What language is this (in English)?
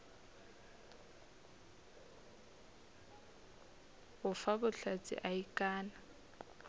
Northern Sotho